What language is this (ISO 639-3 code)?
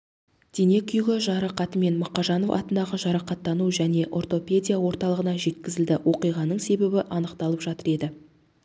kaz